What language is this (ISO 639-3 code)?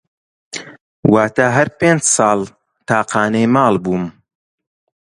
ckb